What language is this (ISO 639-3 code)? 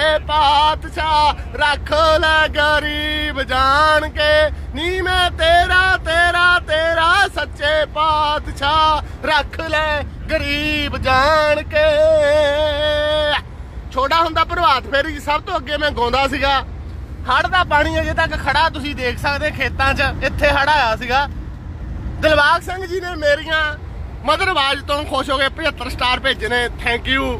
hin